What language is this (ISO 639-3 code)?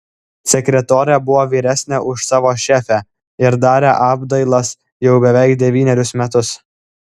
lit